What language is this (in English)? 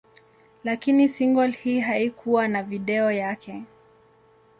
Swahili